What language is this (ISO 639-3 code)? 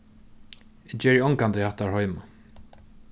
fao